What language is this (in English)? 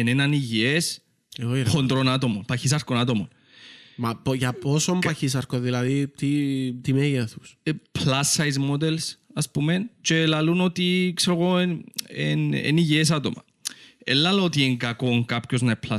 Greek